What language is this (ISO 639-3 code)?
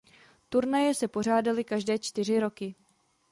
ces